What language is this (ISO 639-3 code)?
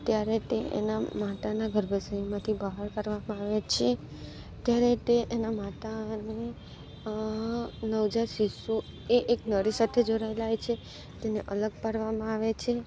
guj